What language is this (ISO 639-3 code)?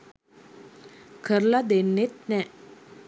sin